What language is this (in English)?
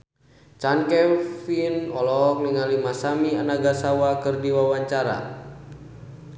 Sundanese